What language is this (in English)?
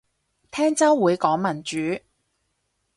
Cantonese